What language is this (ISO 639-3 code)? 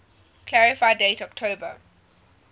eng